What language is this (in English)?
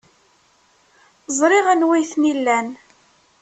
Kabyle